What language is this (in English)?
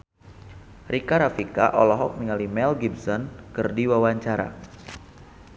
Sundanese